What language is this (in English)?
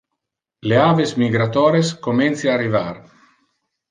Interlingua